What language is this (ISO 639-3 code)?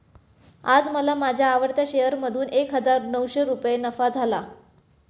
mar